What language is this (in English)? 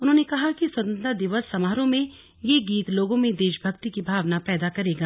Hindi